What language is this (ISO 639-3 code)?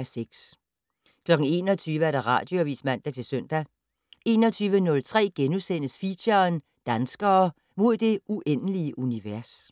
dan